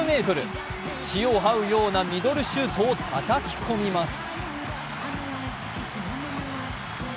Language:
Japanese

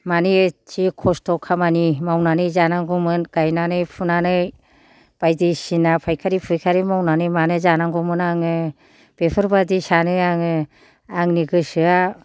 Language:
Bodo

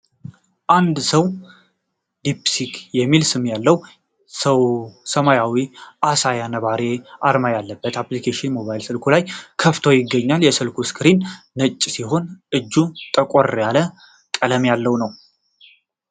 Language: Amharic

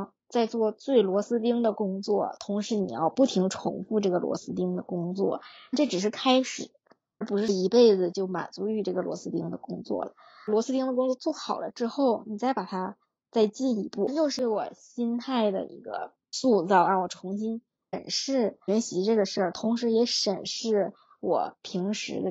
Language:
Chinese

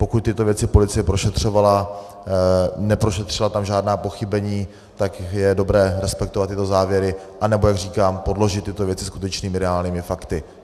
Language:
Czech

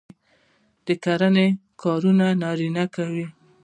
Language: Pashto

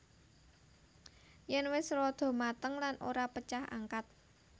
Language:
Javanese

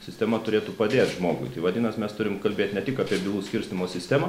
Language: Lithuanian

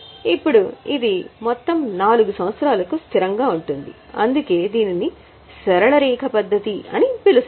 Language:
Telugu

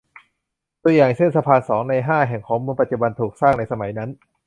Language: Thai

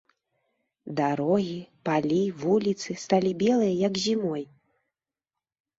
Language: Belarusian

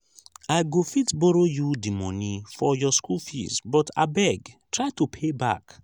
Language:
Nigerian Pidgin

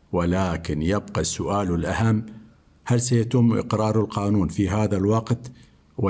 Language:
Arabic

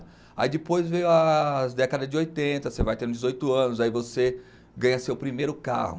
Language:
Portuguese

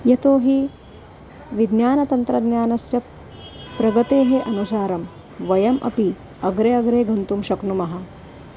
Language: Sanskrit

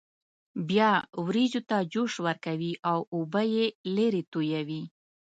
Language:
Pashto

